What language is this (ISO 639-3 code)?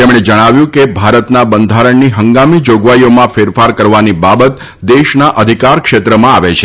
guj